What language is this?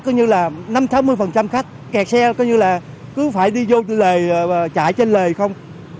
Vietnamese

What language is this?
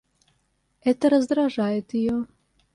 Russian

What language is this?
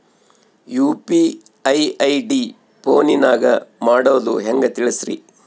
Kannada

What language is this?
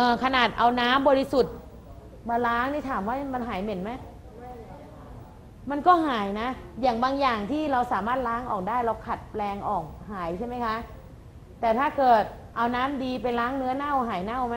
Thai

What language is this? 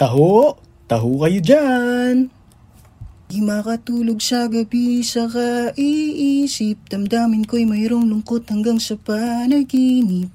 Filipino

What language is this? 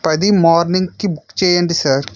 Telugu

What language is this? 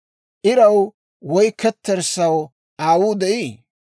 Dawro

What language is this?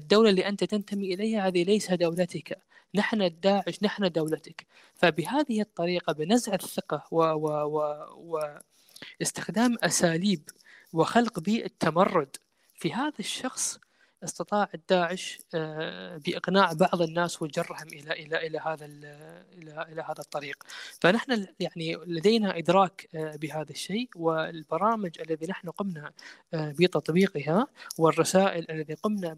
Arabic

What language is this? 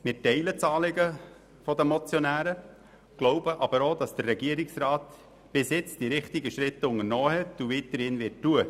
Swiss German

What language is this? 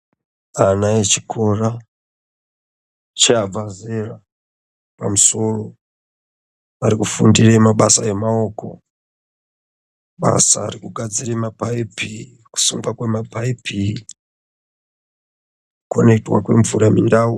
Ndau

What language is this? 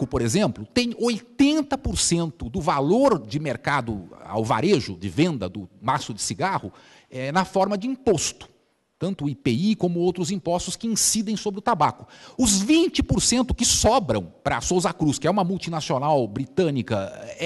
Portuguese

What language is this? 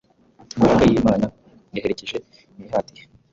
Kinyarwanda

